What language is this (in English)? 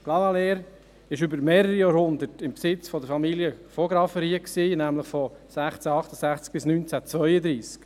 Swiss German